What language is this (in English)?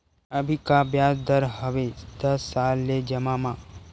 Chhattisgarhi